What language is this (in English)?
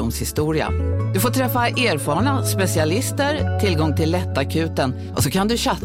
Swedish